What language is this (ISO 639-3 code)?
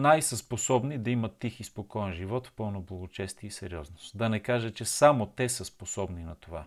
bul